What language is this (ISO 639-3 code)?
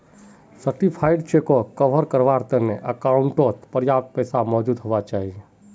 mag